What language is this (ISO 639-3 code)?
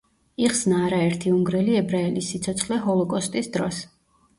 kat